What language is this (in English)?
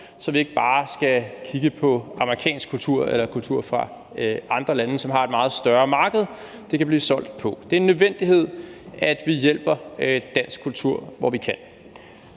Danish